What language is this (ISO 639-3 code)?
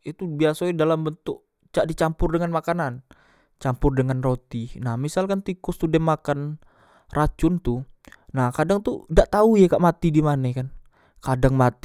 mui